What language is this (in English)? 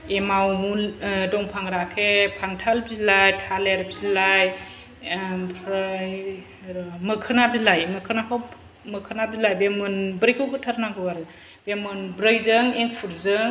Bodo